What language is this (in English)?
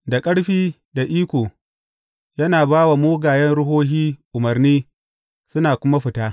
Hausa